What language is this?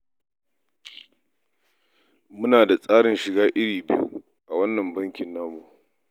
Hausa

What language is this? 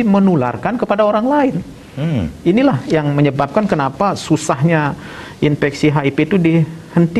Indonesian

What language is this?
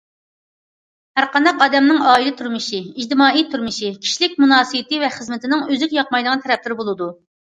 Uyghur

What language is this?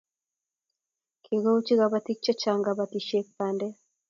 Kalenjin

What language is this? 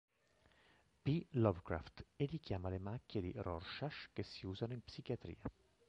Italian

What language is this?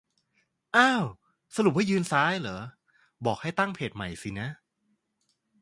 Thai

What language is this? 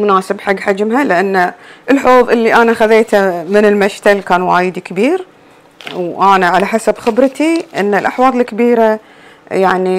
Arabic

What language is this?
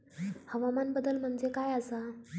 Marathi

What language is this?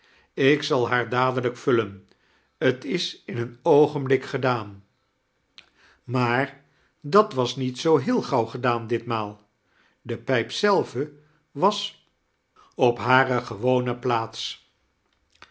Dutch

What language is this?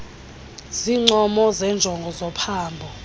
Xhosa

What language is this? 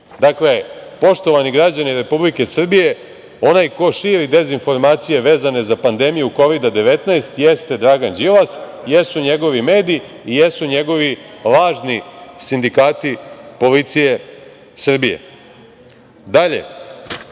Serbian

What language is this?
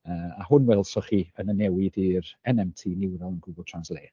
Welsh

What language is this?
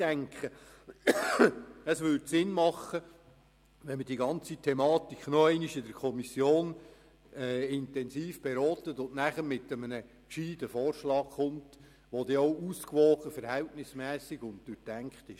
Swiss German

